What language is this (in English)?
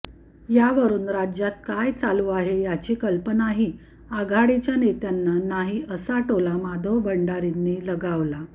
Marathi